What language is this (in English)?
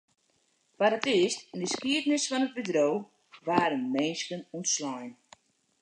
Western Frisian